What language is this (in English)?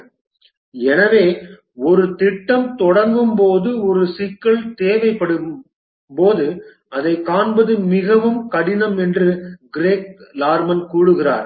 Tamil